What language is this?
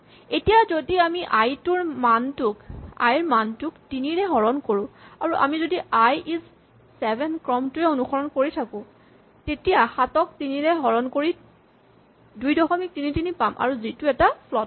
Assamese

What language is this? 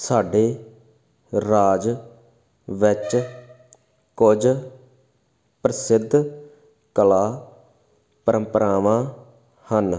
Punjabi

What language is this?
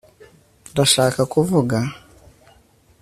Kinyarwanda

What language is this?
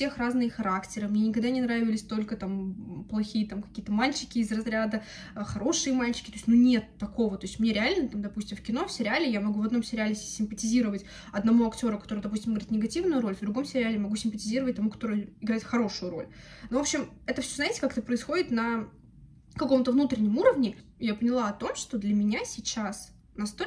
Russian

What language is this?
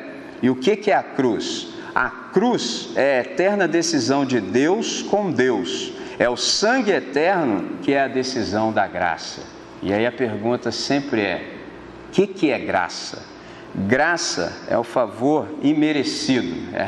Portuguese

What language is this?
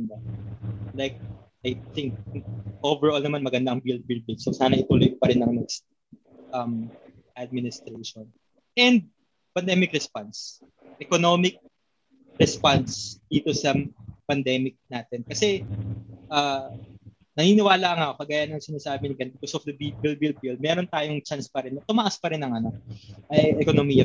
Filipino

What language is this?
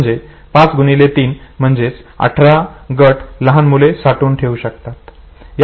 Marathi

